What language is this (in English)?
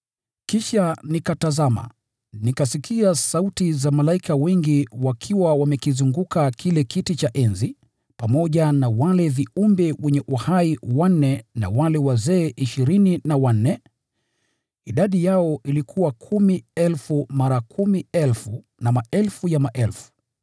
Swahili